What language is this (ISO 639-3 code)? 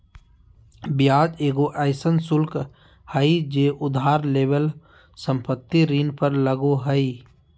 mag